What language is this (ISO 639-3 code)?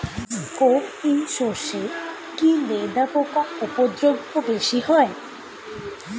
ben